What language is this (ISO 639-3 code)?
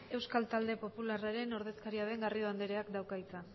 eus